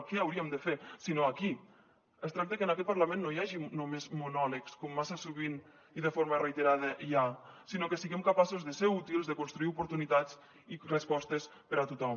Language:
Catalan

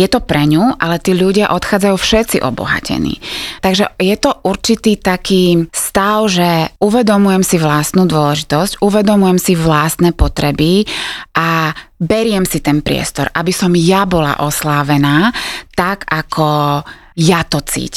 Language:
Slovak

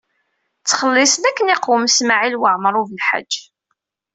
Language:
Kabyle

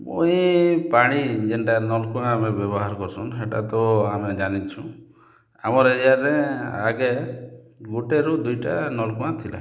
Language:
Odia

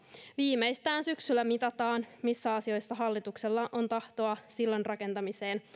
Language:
Finnish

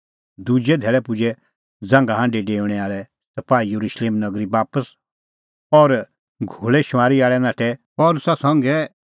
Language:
Kullu Pahari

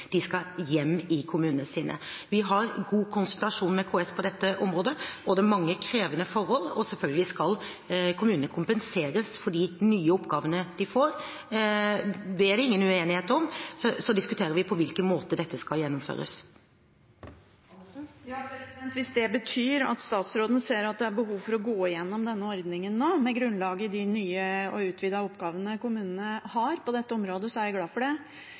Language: Norwegian Bokmål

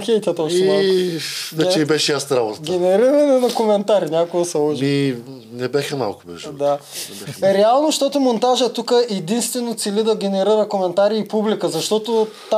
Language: Bulgarian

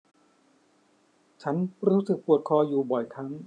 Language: Thai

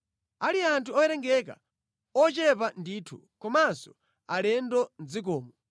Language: Nyanja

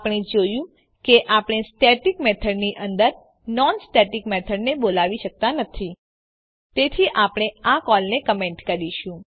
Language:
Gujarati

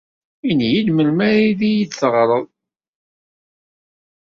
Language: Kabyle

